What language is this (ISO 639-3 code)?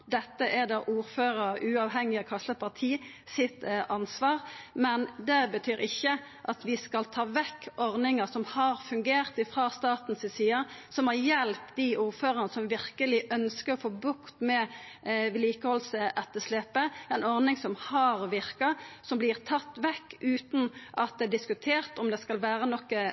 nno